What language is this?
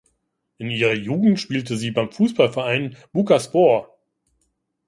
German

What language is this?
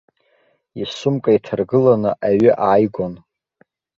Abkhazian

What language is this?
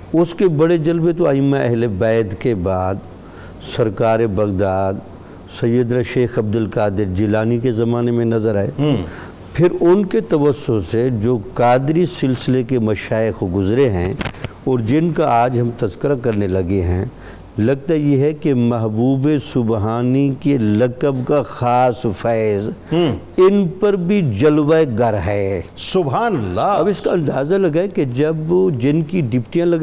Urdu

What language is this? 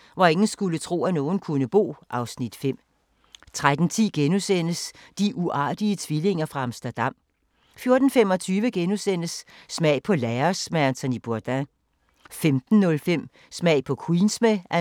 Danish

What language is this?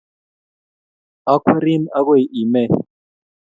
Kalenjin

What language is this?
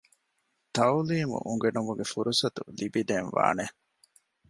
Divehi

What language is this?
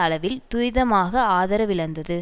Tamil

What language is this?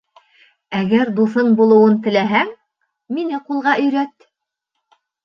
Bashkir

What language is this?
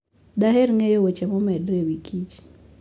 Luo (Kenya and Tanzania)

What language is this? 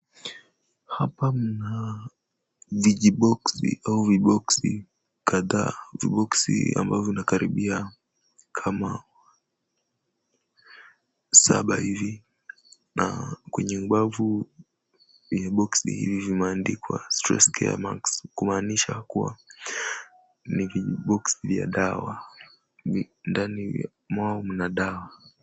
Swahili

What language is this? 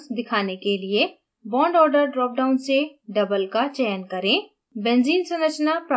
Hindi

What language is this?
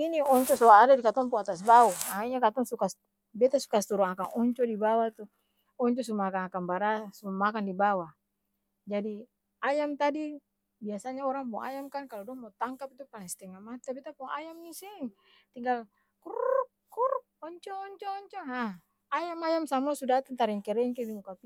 Ambonese Malay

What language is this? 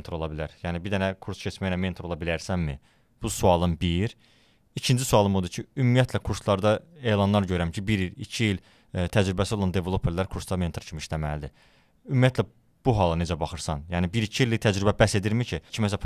Turkish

